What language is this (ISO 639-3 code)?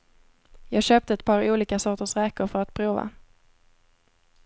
swe